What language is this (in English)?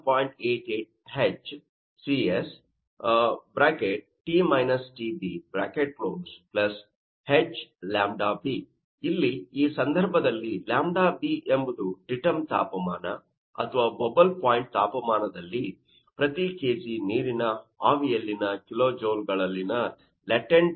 Kannada